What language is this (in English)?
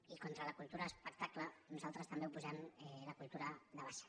Catalan